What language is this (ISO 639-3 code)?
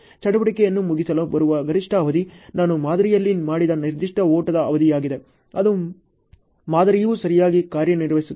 kan